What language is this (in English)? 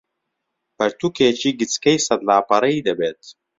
Central Kurdish